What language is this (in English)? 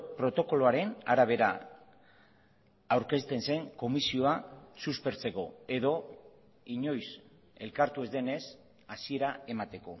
Basque